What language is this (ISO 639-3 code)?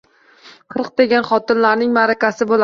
uzb